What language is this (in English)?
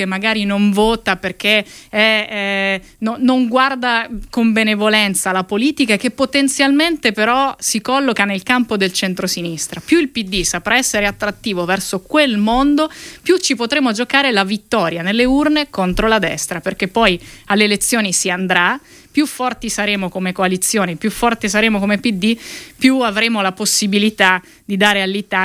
Italian